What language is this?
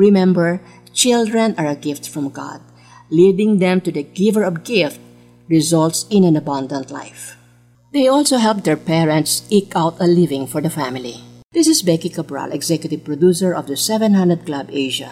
Filipino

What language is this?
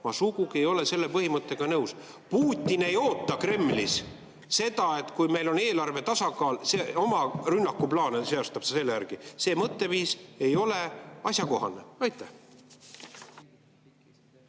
Estonian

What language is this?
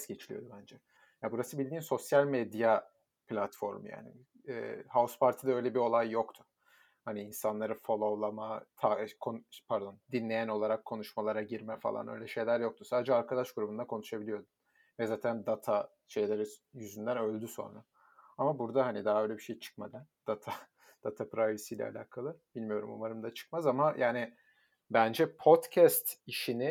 Turkish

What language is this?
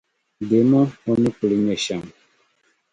Dagbani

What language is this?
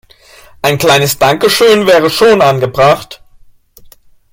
German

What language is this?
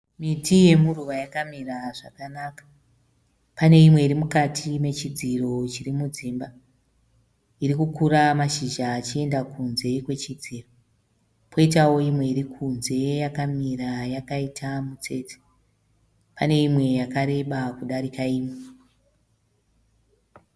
Shona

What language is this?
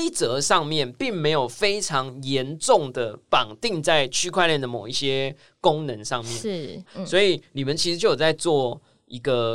Chinese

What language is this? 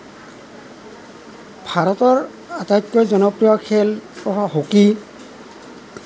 Assamese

